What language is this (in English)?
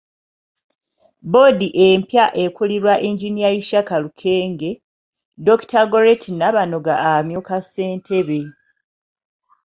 Ganda